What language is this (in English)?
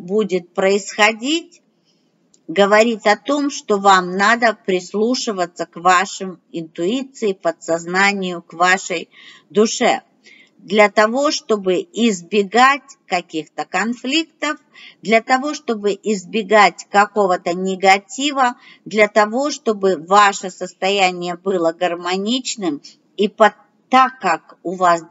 Russian